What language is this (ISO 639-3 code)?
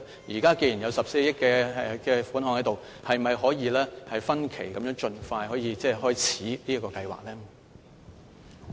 yue